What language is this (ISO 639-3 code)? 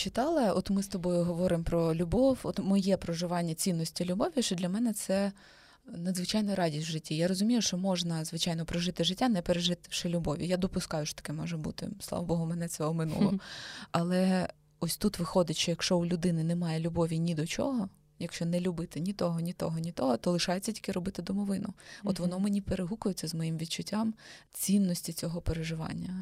ukr